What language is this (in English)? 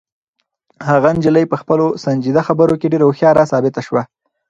Pashto